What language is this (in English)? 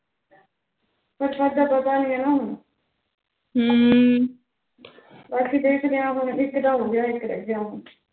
Punjabi